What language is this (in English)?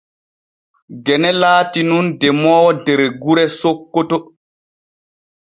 Borgu Fulfulde